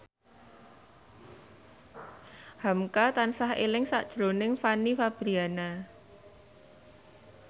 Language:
Javanese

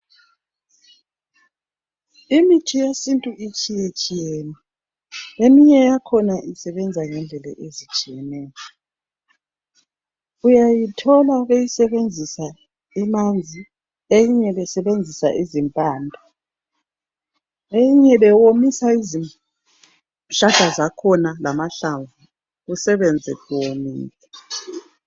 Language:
North Ndebele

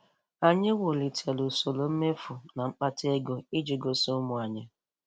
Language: Igbo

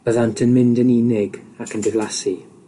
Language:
Welsh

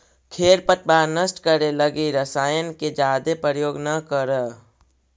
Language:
Magahi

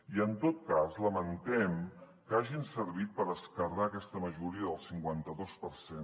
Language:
Catalan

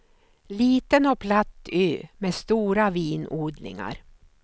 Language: Swedish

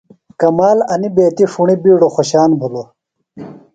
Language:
Phalura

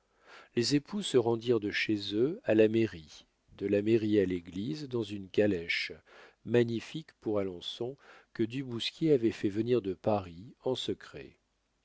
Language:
French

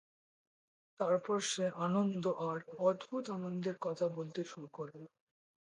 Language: Bangla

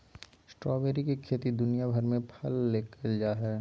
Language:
Magahi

